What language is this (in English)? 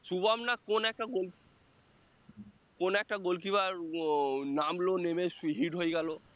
Bangla